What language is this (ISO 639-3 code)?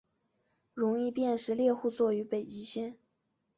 zho